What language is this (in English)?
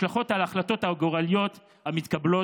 Hebrew